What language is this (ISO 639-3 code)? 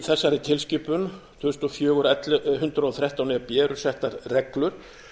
isl